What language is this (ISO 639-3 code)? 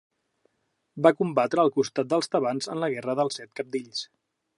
cat